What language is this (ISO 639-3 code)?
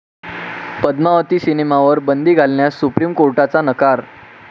mar